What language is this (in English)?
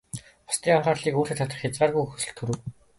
Mongolian